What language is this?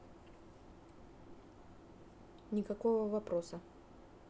Russian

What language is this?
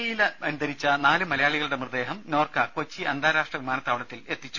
Malayalam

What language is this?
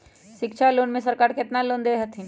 Magahi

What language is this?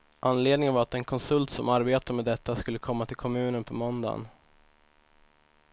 Swedish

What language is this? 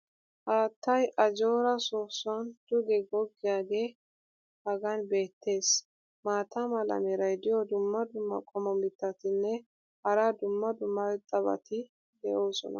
Wolaytta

